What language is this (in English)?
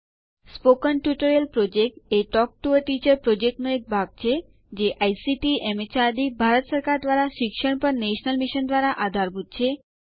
Gujarati